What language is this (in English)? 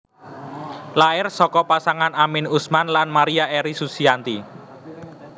Javanese